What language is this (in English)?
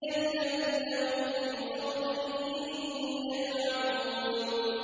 Arabic